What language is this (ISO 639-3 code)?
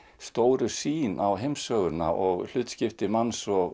isl